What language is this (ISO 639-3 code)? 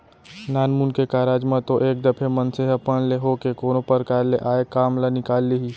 hne